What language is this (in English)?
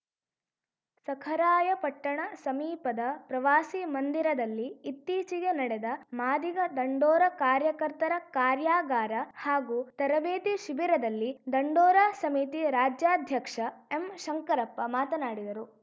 Kannada